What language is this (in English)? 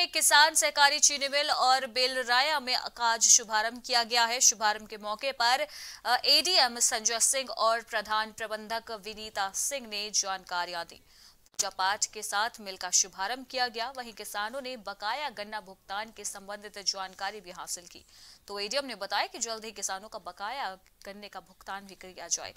Hindi